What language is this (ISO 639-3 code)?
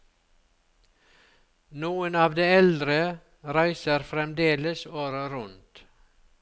nor